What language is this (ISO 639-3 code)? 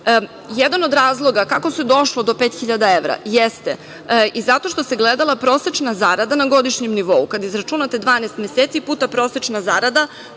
srp